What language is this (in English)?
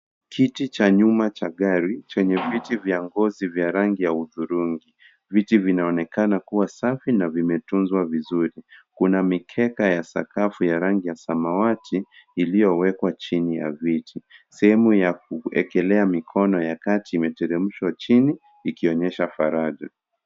Swahili